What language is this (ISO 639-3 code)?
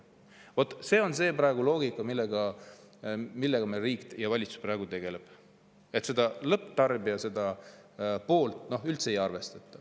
est